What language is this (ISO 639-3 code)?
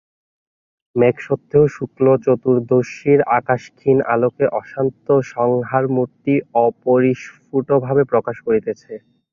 ben